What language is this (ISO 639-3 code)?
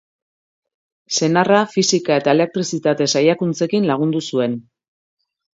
eus